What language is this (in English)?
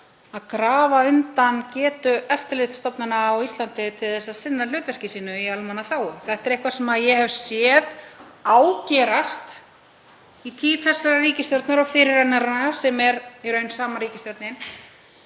Icelandic